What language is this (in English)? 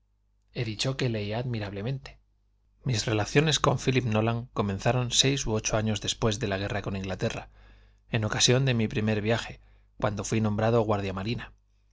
Spanish